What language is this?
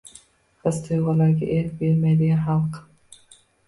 Uzbek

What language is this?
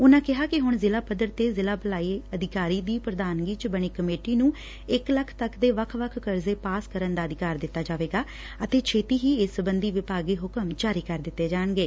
Punjabi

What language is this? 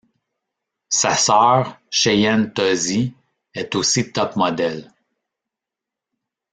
French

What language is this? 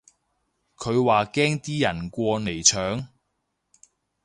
Cantonese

